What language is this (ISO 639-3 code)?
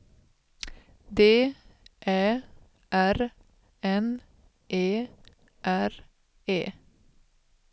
swe